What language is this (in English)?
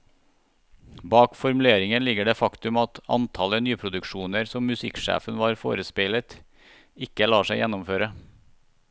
Norwegian